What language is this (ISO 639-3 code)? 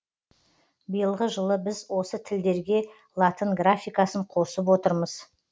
kaz